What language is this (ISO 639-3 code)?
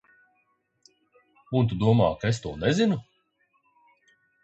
lav